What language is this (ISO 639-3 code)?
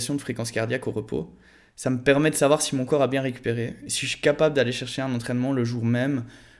fra